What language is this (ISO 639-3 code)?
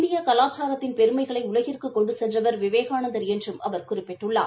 tam